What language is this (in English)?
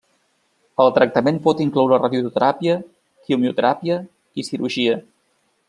Catalan